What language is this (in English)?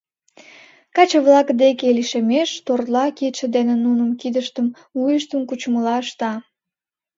Mari